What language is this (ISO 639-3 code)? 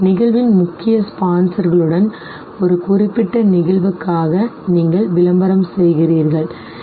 tam